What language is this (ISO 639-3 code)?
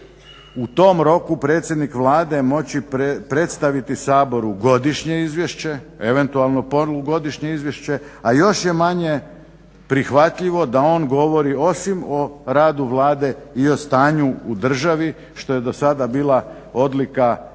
hrv